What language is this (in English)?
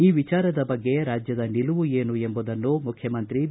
Kannada